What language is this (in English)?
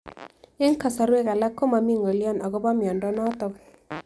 Kalenjin